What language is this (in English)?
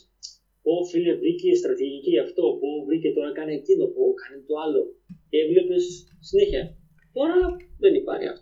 Greek